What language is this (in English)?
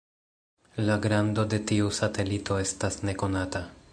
Esperanto